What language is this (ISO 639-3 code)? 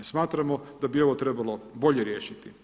hrv